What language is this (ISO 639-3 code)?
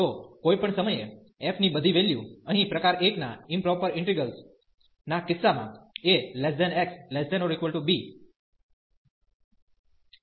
guj